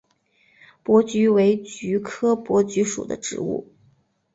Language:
Chinese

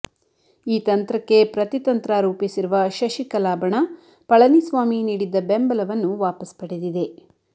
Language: Kannada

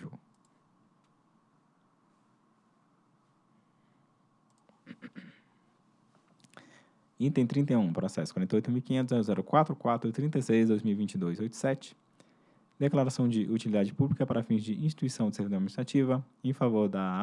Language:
Portuguese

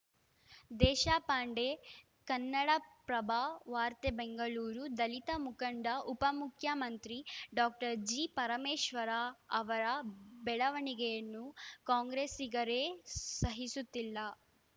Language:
Kannada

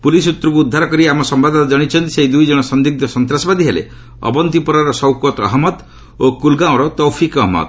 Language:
Odia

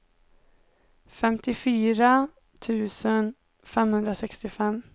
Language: Swedish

